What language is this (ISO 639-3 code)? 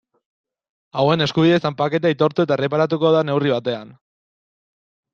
eus